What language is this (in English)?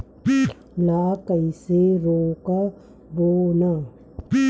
Chhattisgarhi